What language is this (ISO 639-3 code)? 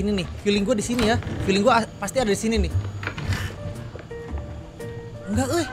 ind